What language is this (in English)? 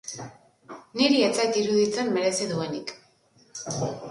Basque